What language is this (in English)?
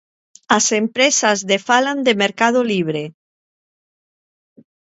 Galician